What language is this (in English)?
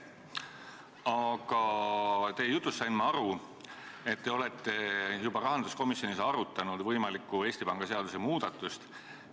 Estonian